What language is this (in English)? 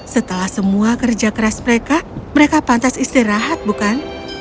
Indonesian